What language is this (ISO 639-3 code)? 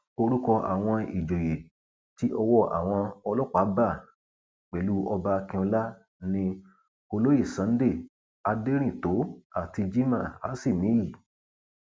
yor